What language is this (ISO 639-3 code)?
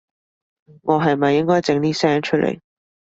yue